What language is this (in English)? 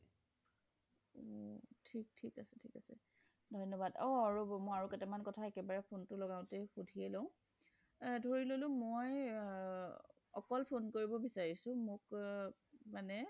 Assamese